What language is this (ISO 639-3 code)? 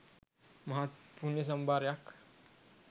sin